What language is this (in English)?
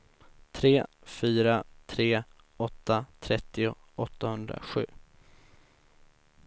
Swedish